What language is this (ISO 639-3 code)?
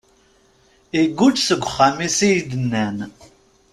kab